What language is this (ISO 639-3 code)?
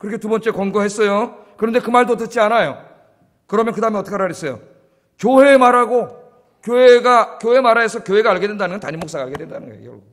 kor